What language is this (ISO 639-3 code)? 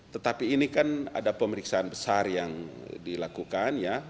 ind